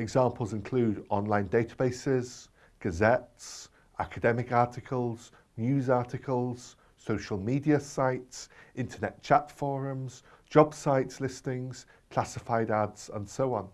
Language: English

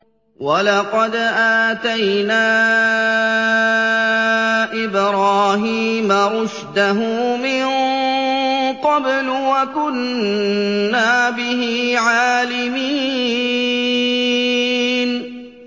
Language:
Arabic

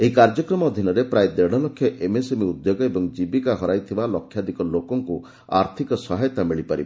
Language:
Odia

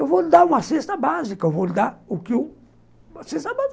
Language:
Portuguese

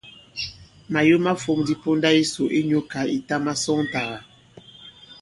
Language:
Bankon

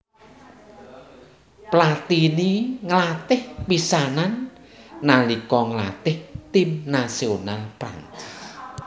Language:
Javanese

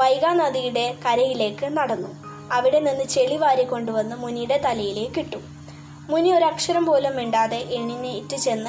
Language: Malayalam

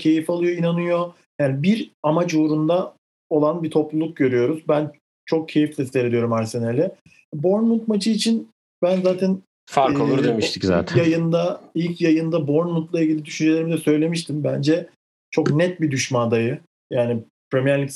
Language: Turkish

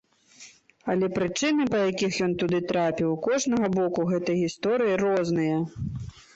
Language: Belarusian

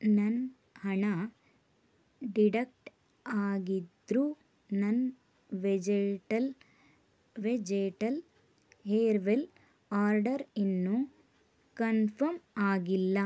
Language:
Kannada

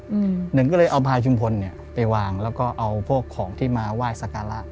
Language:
Thai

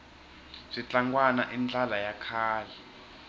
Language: Tsonga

